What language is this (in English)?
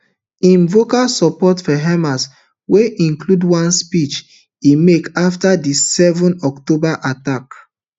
Nigerian Pidgin